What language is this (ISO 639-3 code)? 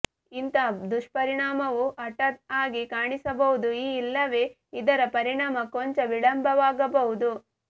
kan